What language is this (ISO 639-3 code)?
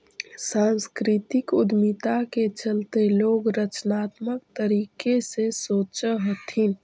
mag